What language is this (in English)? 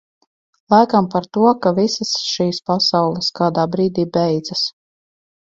Latvian